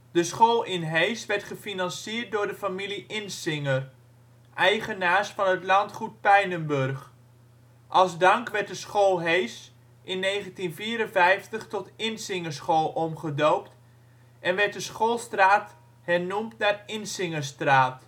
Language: Dutch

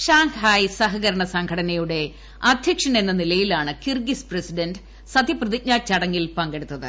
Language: Malayalam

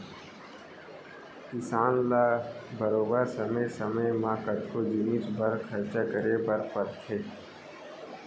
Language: Chhattisgarhi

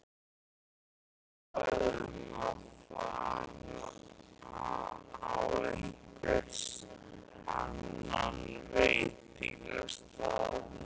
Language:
Icelandic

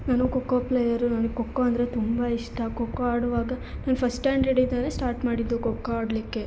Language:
Kannada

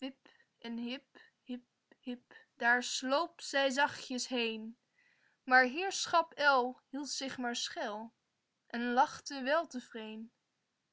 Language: Dutch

